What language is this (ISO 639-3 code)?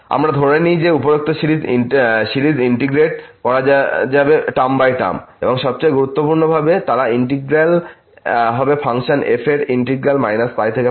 ben